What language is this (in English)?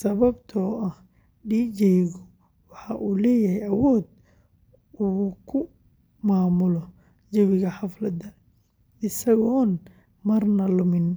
Somali